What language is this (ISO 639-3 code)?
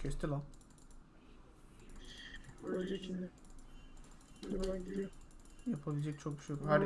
tur